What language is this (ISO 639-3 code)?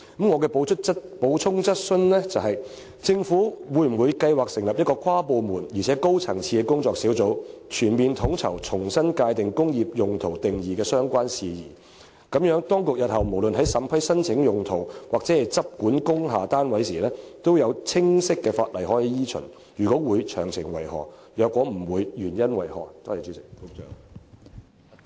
yue